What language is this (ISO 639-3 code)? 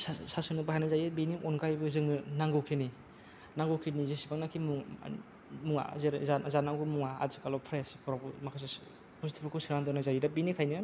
brx